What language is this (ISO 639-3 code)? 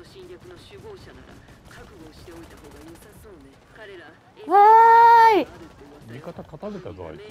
jpn